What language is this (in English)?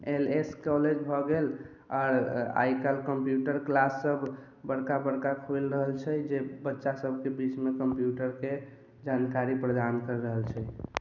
Maithili